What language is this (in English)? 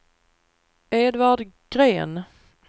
Swedish